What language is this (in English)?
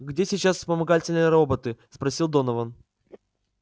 Russian